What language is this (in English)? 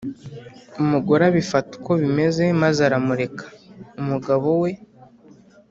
Kinyarwanda